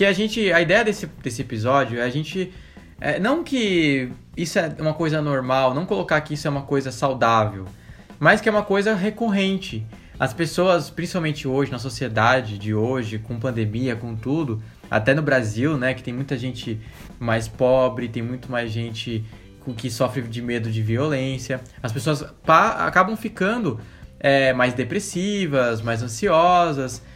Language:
Portuguese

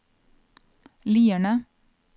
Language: Norwegian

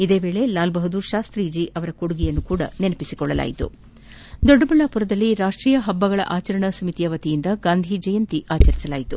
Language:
Kannada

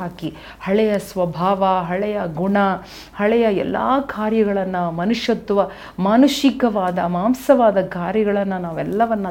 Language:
Kannada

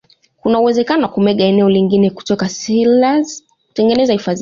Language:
Swahili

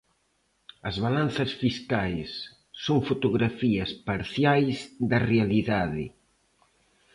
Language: Galician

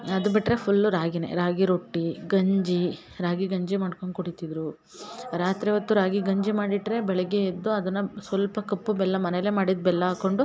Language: Kannada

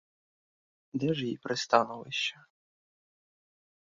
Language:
Ukrainian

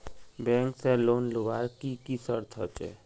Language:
Magahi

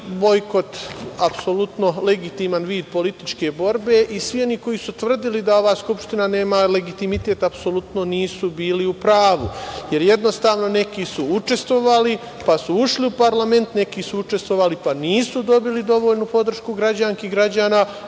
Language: Serbian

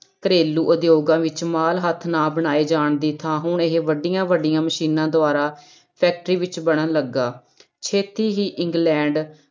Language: Punjabi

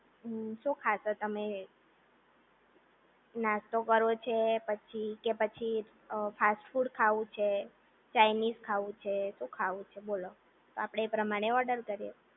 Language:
Gujarati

